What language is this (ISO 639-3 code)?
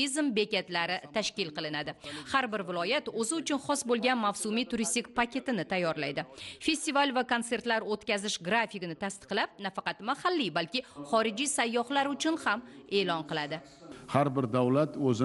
tur